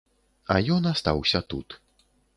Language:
Belarusian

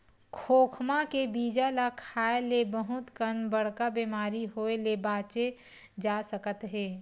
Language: Chhattisgarhi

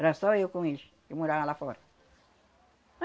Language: Portuguese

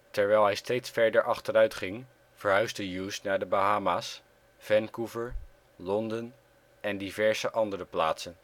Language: Dutch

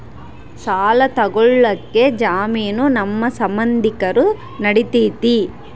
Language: Kannada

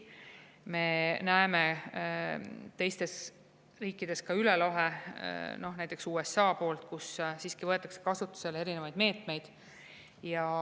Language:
Estonian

